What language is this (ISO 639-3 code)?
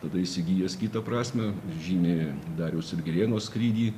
lit